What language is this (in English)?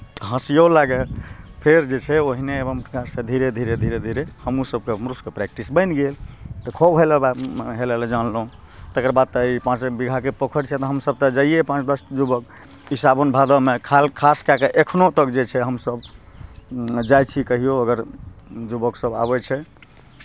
Maithili